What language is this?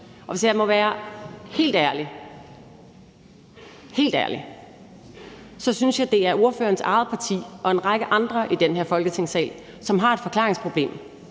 Danish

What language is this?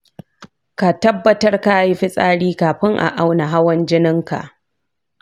Hausa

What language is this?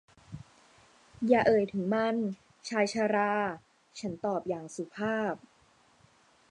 Thai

